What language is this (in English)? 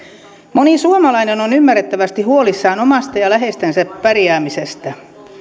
Finnish